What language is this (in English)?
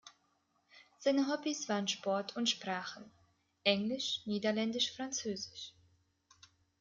German